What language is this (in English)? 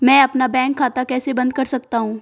Hindi